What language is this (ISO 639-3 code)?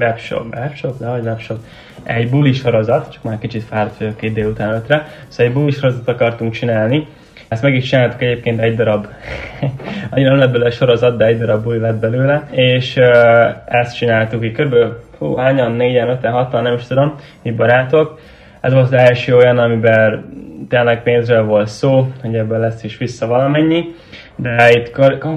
hun